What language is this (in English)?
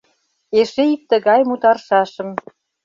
Mari